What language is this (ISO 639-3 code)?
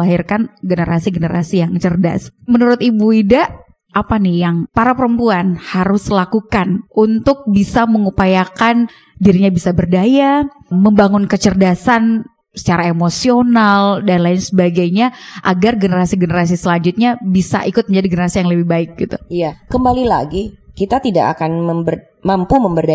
ind